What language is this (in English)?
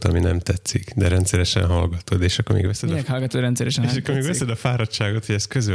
Hungarian